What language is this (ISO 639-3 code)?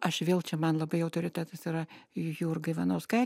lit